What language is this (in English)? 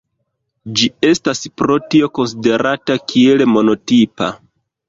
Esperanto